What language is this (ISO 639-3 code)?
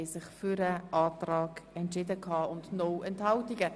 gsw